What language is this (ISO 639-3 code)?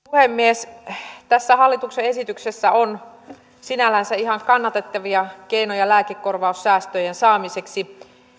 fin